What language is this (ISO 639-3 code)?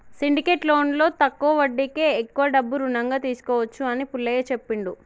tel